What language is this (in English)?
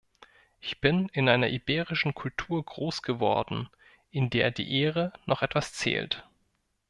German